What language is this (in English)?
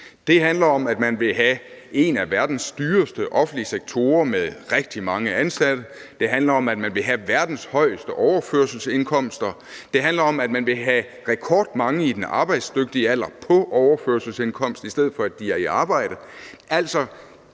Danish